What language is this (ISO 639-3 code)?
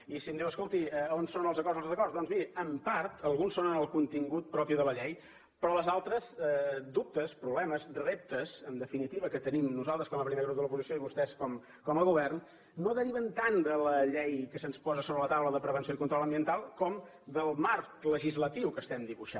cat